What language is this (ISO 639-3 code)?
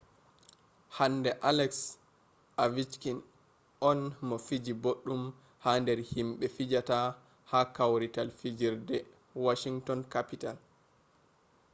ful